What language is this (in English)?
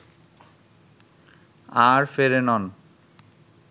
Bangla